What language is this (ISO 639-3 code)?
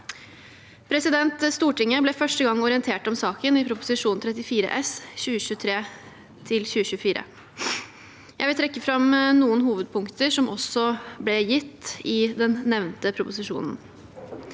nor